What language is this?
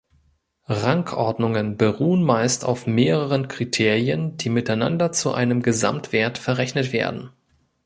German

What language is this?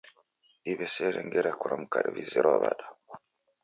Taita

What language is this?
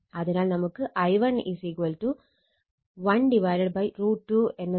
Malayalam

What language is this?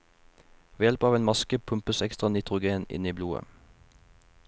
Norwegian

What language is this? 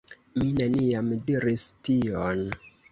Esperanto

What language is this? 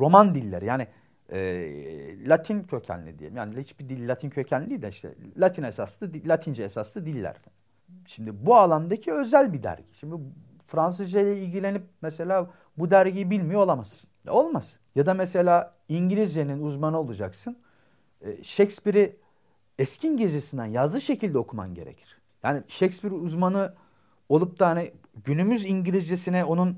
Turkish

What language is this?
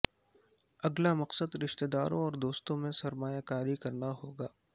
Urdu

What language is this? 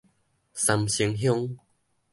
Min Nan Chinese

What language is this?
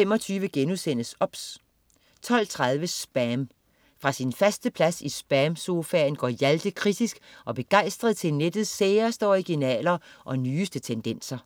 Danish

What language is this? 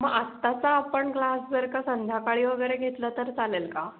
Marathi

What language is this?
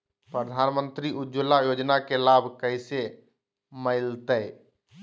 Magahi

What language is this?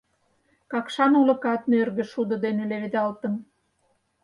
Mari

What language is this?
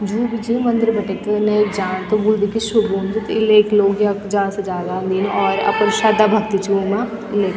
Garhwali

